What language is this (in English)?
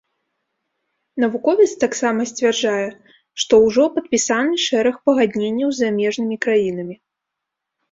Belarusian